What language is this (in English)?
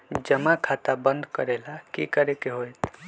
Magahi